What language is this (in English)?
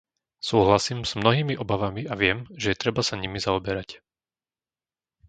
Slovak